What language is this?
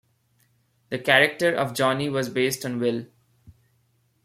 English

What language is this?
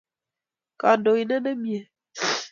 Kalenjin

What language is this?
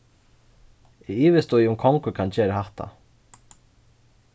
Faroese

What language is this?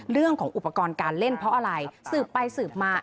Thai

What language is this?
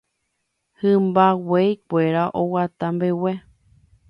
Guarani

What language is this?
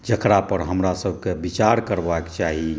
Maithili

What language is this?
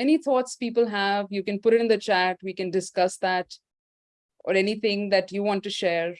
English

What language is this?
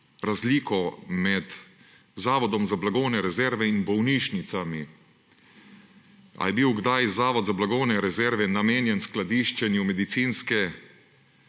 Slovenian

